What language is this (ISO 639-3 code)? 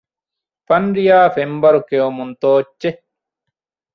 div